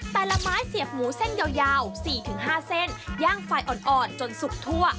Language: Thai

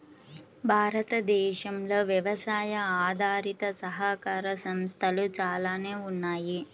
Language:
Telugu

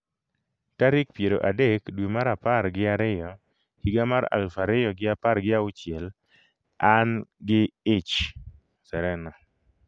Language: Luo (Kenya and Tanzania)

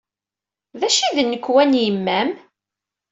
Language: Kabyle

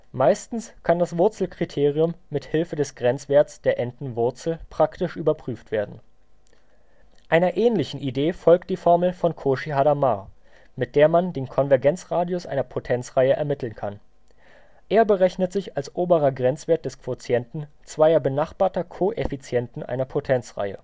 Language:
German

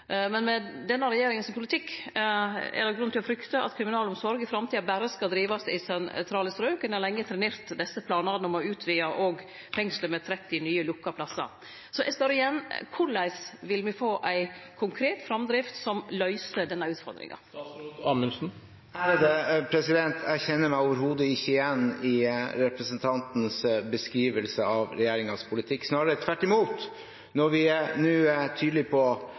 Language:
Norwegian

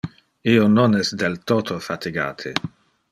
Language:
Interlingua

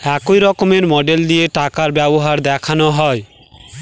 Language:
Bangla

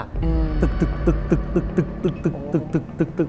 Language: Thai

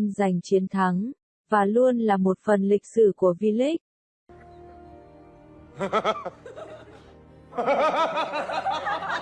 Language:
Vietnamese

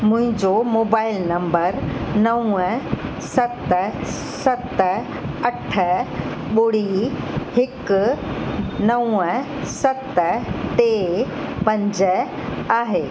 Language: Sindhi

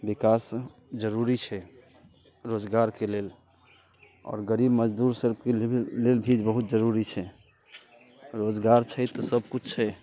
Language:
Maithili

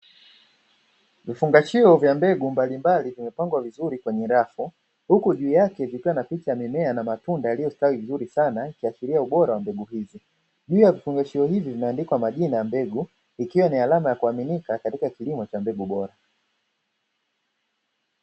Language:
Swahili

